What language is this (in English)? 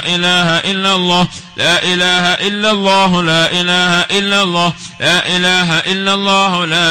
Arabic